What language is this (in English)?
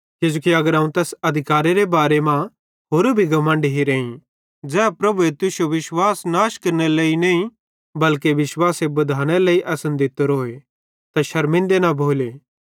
Bhadrawahi